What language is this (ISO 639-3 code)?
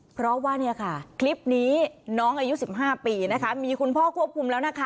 tha